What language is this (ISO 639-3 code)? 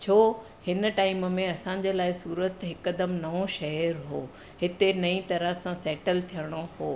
snd